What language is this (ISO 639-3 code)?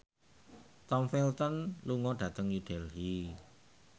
jav